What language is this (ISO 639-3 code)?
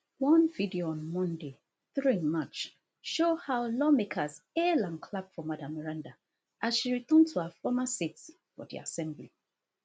pcm